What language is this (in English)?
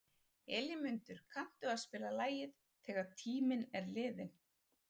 Icelandic